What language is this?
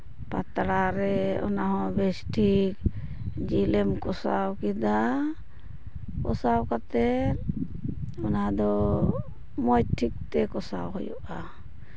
Santali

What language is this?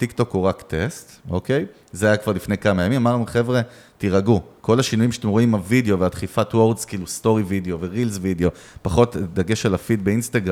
Hebrew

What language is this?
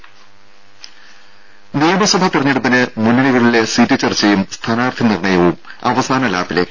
Malayalam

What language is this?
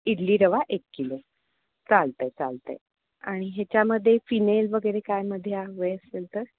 Marathi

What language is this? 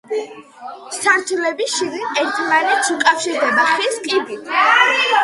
Georgian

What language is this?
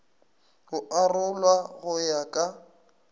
Northern Sotho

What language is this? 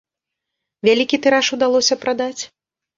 Belarusian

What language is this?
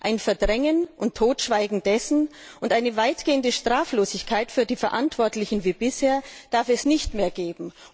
German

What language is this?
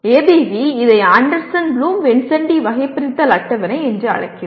Tamil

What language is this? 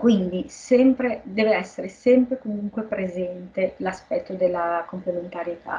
Italian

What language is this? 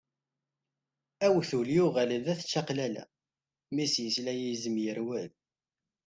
Kabyle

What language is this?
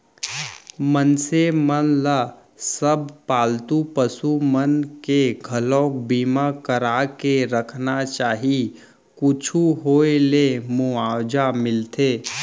Chhattisgarhi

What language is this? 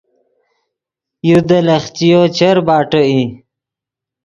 Yidgha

